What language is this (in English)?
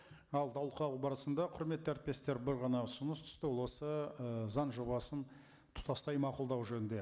Kazakh